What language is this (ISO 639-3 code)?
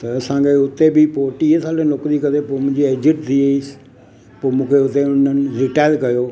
snd